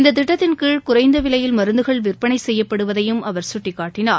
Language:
Tamil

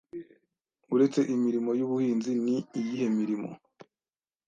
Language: Kinyarwanda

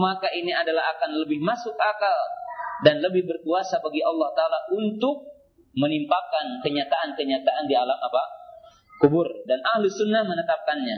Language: Indonesian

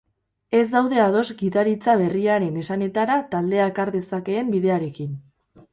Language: Basque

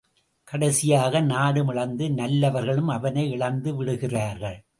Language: Tamil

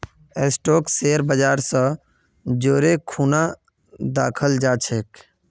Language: Magahi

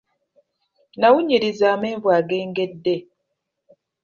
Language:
Ganda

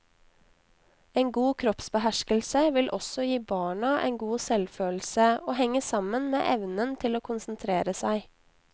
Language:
Norwegian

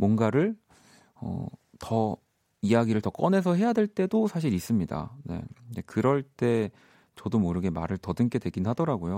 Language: Korean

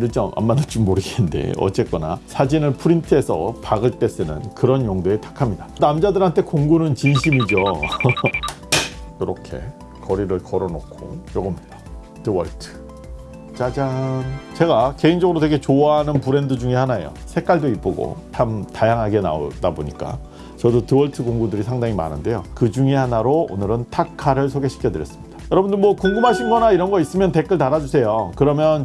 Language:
Korean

